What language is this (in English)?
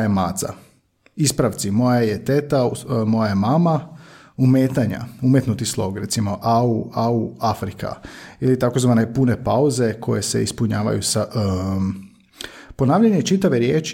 Croatian